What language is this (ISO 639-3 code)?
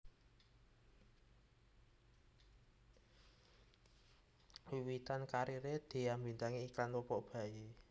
jav